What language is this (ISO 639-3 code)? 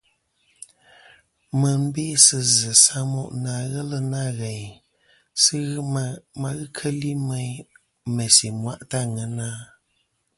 bkm